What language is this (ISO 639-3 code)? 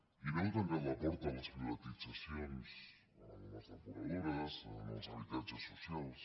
cat